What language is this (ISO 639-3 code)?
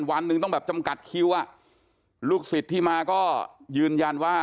tha